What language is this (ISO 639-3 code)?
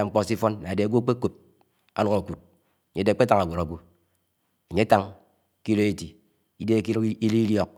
anw